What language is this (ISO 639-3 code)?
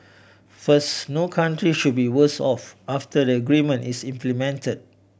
eng